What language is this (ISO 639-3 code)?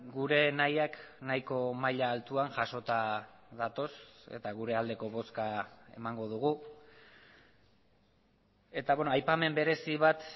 eus